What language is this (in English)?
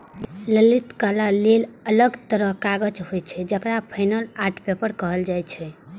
Maithili